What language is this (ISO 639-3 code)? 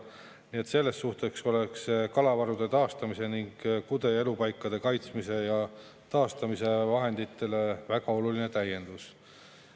est